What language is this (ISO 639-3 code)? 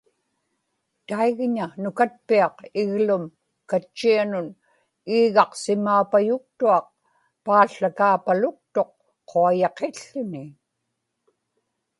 ipk